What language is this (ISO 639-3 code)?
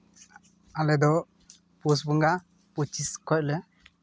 sat